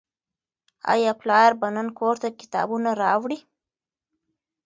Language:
Pashto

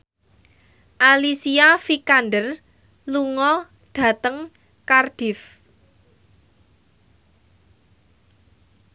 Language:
Javanese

